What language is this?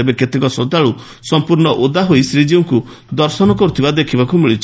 Odia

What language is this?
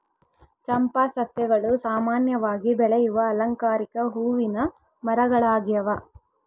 Kannada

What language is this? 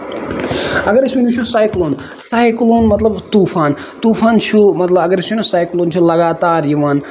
Kashmiri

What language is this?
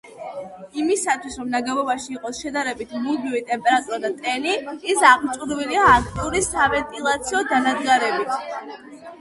Georgian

